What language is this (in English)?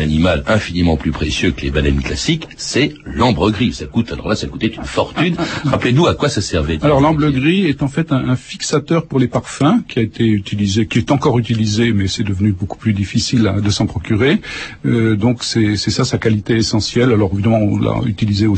French